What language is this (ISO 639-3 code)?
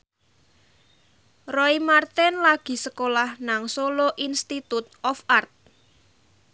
jav